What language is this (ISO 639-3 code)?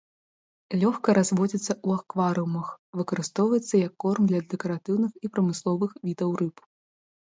bel